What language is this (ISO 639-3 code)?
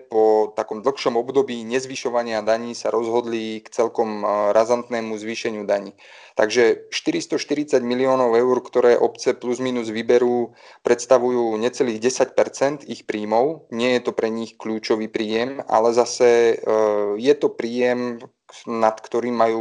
slk